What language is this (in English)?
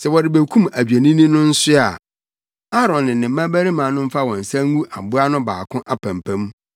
Akan